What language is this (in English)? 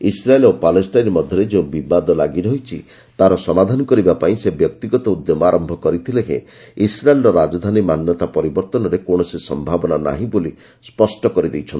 Odia